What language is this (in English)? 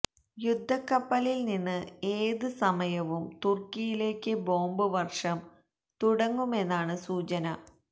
Malayalam